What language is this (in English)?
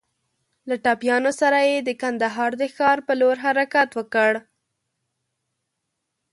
Pashto